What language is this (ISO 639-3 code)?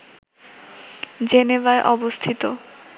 ben